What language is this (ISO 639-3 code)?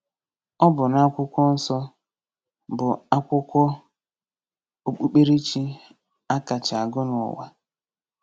ibo